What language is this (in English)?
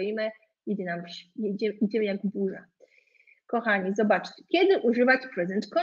Polish